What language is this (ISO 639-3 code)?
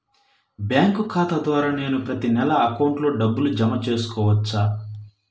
tel